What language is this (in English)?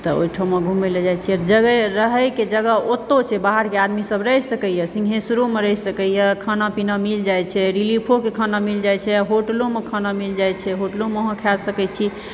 Maithili